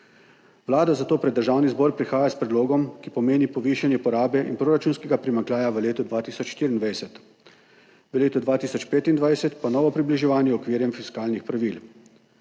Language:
Slovenian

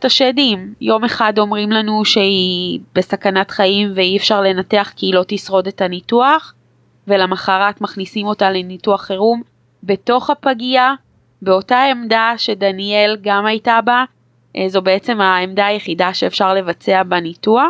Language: Hebrew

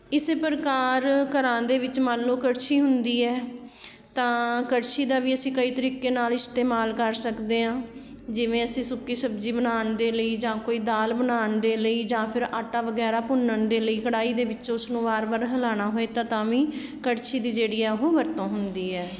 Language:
Punjabi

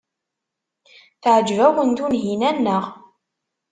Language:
Kabyle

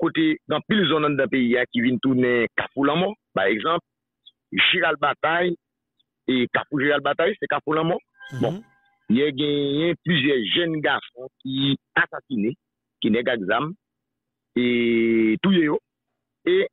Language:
French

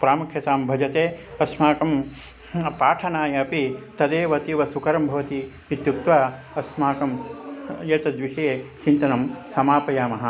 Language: Sanskrit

